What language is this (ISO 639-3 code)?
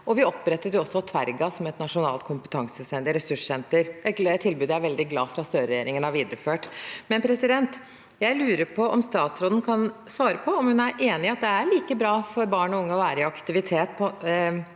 nor